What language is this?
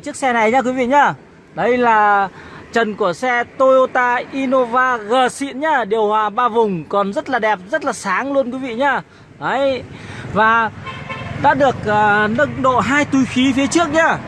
Vietnamese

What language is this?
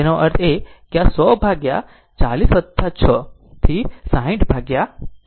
Gujarati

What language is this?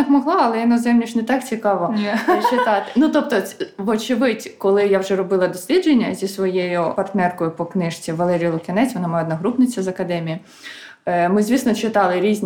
Ukrainian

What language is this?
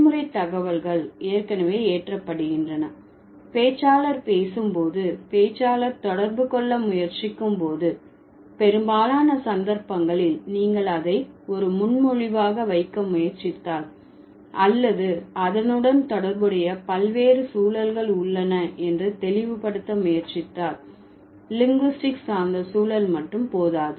Tamil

